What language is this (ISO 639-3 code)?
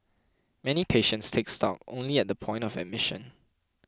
eng